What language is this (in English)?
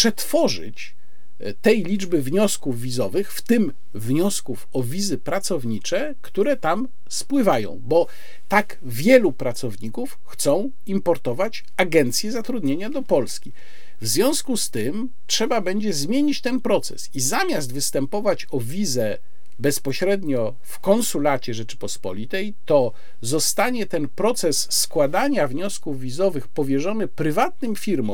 Polish